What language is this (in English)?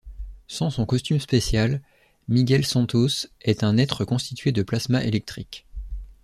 French